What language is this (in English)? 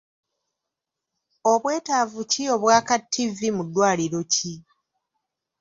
Ganda